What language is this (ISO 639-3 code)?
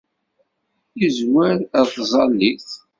kab